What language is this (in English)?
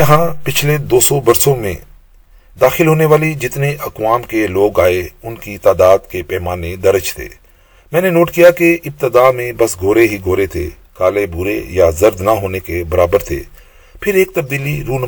Urdu